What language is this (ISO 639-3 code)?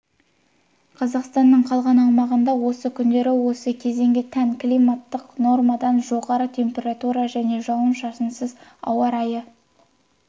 kaz